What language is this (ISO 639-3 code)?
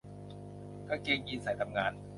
tha